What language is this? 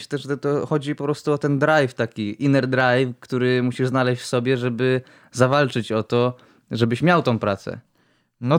Polish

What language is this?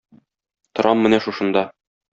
Tatar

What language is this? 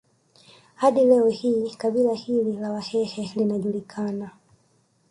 Swahili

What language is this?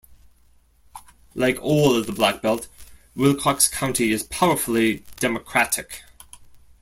English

